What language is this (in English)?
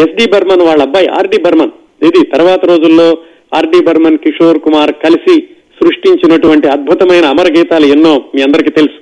Telugu